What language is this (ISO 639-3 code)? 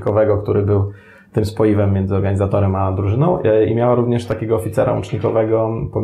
pol